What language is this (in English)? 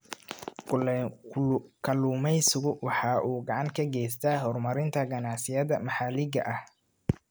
Somali